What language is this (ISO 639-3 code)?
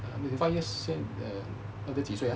eng